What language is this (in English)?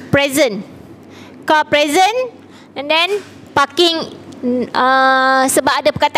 Malay